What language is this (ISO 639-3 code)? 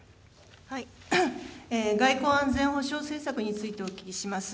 jpn